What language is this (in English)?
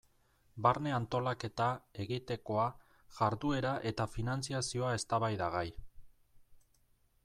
Basque